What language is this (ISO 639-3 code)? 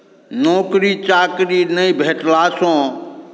mai